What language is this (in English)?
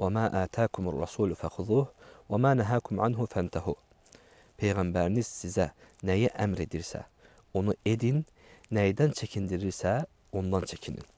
Turkish